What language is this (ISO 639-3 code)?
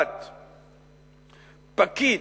heb